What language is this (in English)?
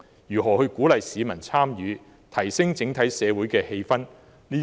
Cantonese